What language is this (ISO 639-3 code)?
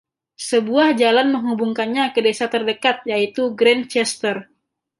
ind